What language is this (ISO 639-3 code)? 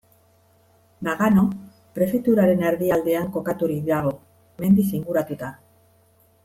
eus